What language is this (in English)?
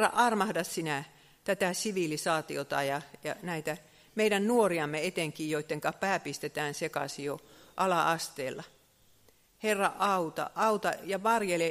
Finnish